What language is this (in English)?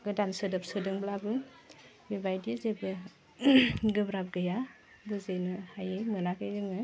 Bodo